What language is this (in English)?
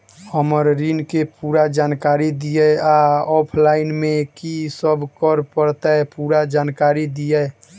Maithili